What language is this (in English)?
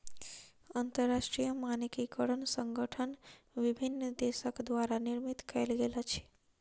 Maithili